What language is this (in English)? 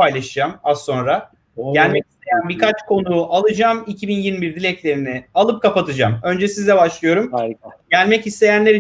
Turkish